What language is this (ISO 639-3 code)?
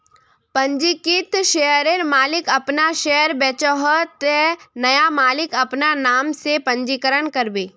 mag